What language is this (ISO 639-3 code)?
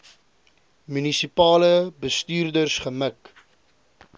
afr